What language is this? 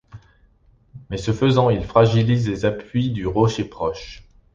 French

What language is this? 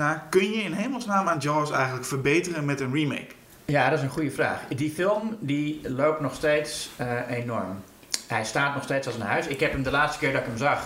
Dutch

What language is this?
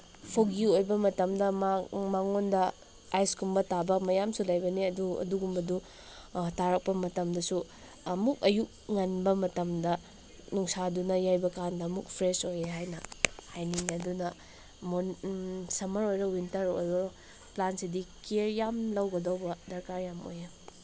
Manipuri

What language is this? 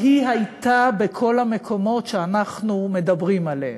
Hebrew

